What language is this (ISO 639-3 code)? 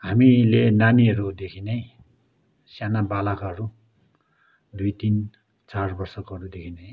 nep